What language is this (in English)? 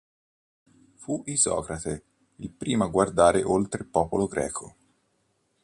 Italian